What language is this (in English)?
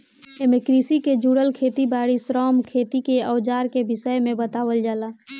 Bhojpuri